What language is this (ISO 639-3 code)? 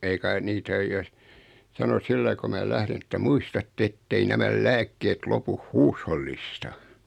fin